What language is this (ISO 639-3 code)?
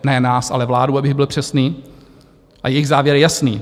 ces